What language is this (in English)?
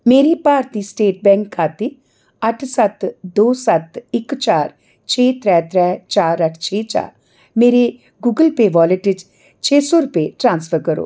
Dogri